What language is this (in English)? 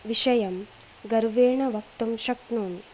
Sanskrit